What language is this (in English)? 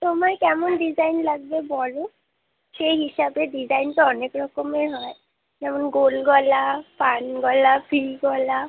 Bangla